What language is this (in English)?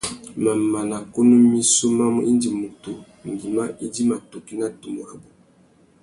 Tuki